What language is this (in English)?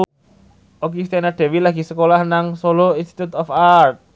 Javanese